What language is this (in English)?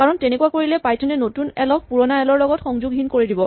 Assamese